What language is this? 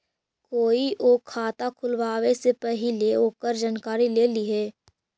Magahi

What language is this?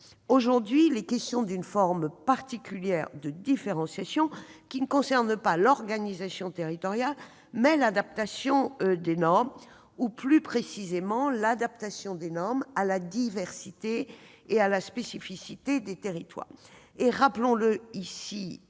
French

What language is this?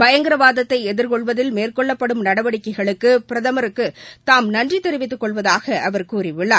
Tamil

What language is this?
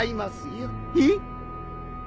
Japanese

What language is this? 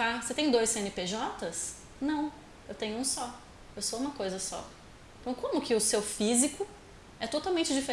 Portuguese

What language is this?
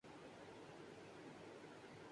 Urdu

